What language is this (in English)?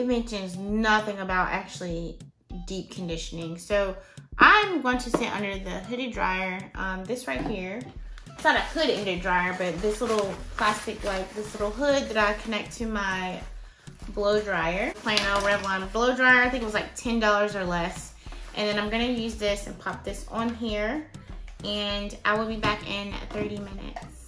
English